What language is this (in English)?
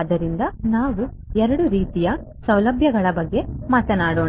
Kannada